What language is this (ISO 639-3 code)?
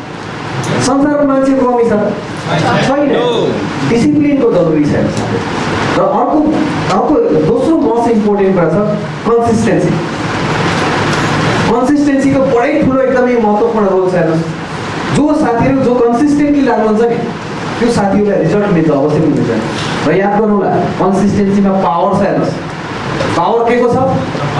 ind